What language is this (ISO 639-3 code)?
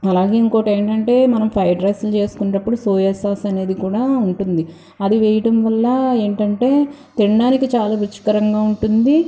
tel